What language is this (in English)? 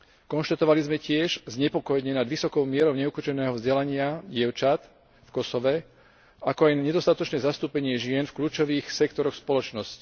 Slovak